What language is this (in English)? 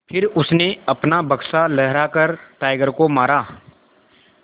Hindi